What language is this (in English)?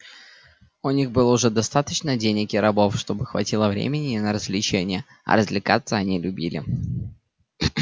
Russian